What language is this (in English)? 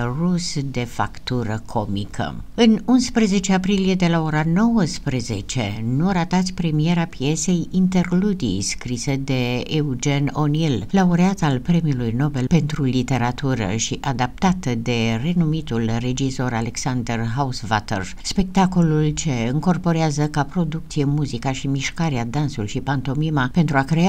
Romanian